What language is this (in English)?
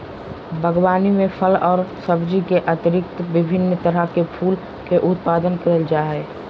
Magahi